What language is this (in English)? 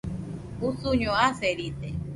Nüpode Huitoto